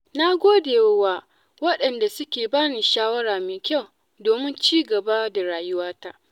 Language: Hausa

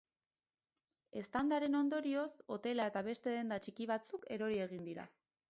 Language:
Basque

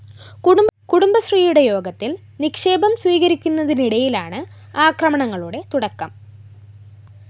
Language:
Malayalam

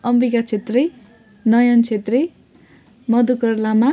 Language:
Nepali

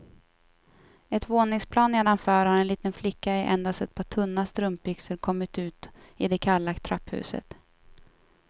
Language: Swedish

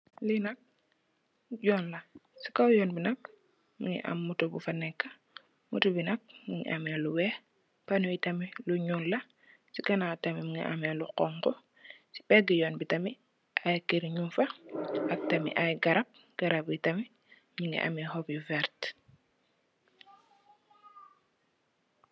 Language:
Wolof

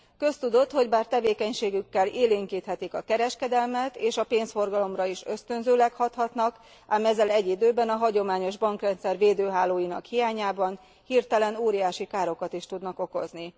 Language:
Hungarian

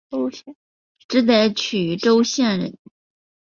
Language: Chinese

